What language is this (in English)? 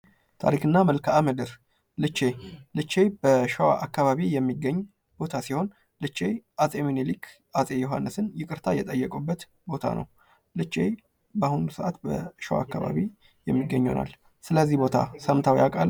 Amharic